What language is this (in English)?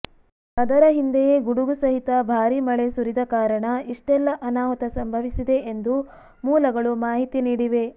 Kannada